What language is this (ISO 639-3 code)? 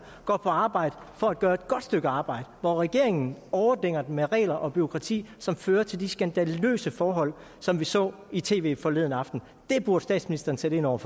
dan